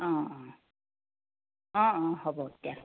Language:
Assamese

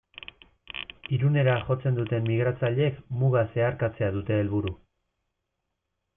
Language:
Basque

